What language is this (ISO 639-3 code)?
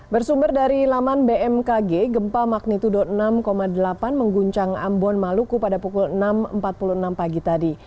ind